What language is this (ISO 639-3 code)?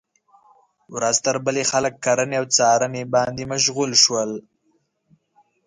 pus